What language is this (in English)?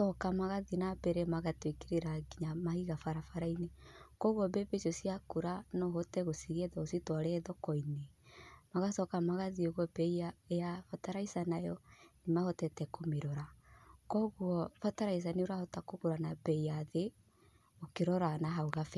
Kikuyu